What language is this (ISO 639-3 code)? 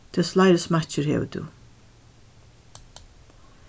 fao